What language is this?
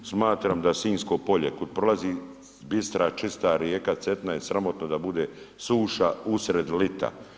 Croatian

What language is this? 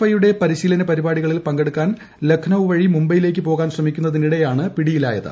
Malayalam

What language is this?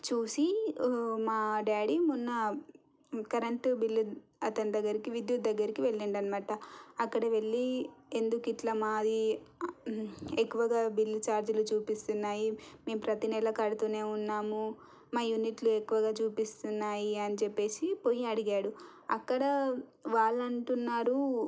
Telugu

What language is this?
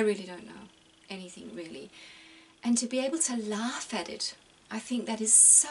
English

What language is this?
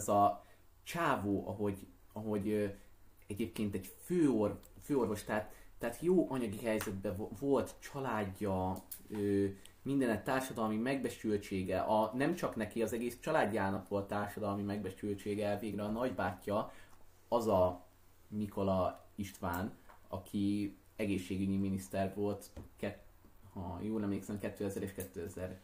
Hungarian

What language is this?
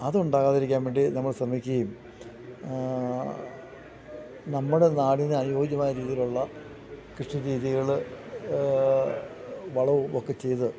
Malayalam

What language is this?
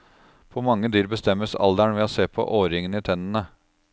Norwegian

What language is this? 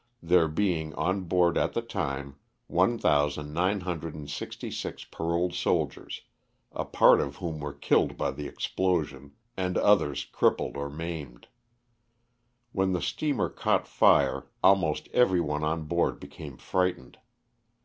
English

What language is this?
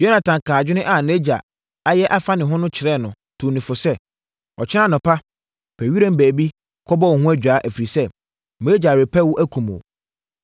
Akan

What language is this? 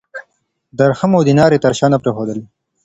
Pashto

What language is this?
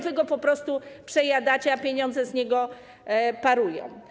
Polish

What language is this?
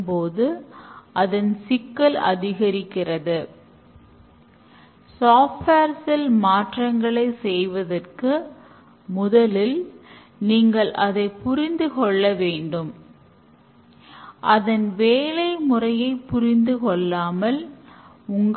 Tamil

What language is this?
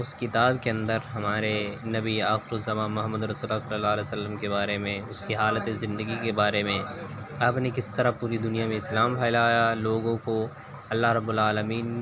Urdu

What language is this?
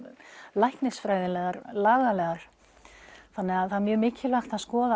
Icelandic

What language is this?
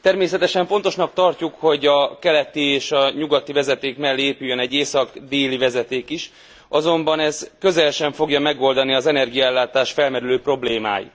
Hungarian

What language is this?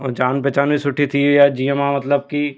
Sindhi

